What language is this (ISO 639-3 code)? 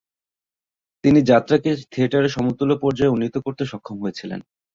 ben